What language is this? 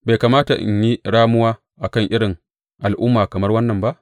Hausa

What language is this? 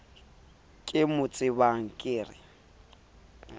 Southern Sotho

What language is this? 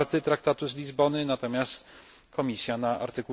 Polish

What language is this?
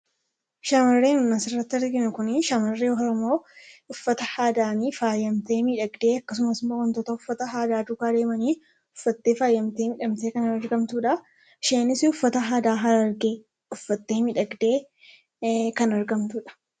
Oromo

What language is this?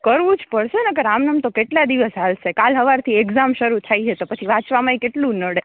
Gujarati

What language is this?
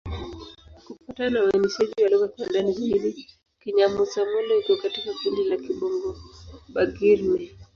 Swahili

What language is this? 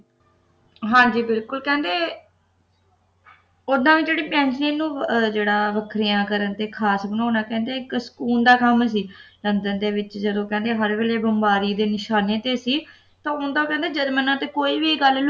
Punjabi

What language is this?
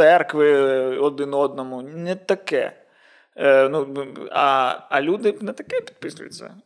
Ukrainian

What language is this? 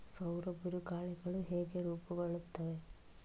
Kannada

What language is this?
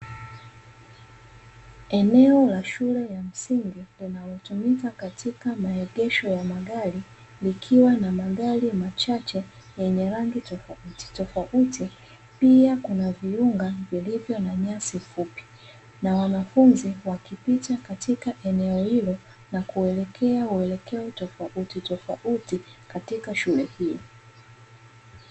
Swahili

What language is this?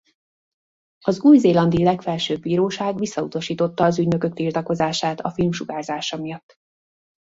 Hungarian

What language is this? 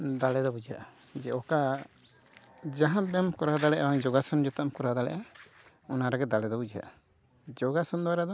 Santali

